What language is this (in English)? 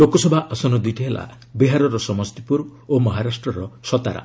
Odia